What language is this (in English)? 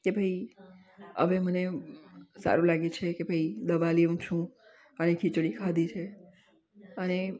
Gujarati